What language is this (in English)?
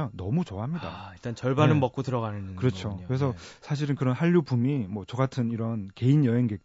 Korean